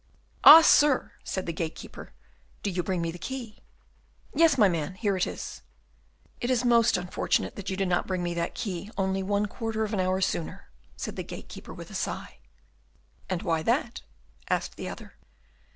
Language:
English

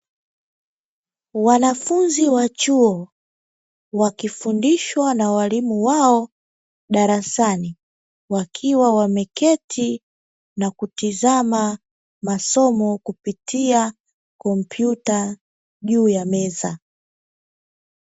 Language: Swahili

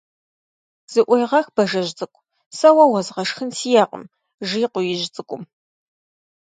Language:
Kabardian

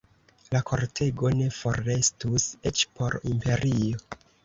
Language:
Esperanto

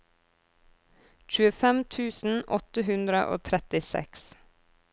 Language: Norwegian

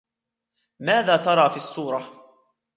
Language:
Arabic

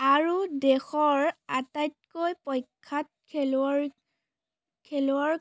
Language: Assamese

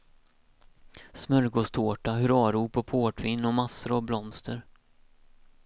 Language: Swedish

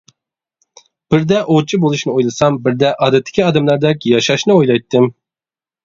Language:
Uyghur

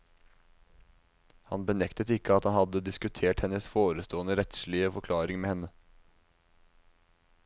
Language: Norwegian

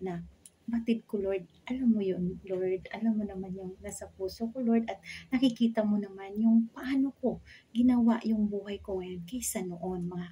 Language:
Filipino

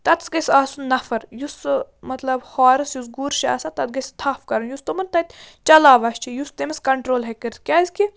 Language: Kashmiri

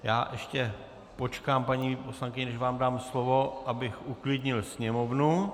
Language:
Czech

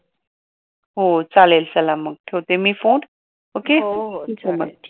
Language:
Marathi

